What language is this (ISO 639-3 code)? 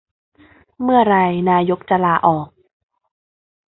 tha